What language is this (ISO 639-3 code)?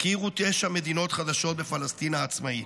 heb